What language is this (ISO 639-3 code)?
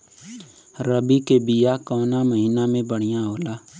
bho